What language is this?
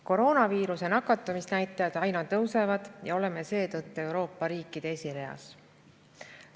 Estonian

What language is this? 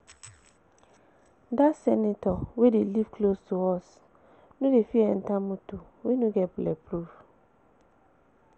Nigerian Pidgin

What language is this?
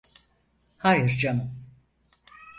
Turkish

